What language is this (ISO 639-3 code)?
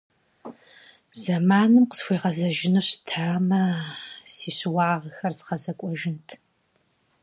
kbd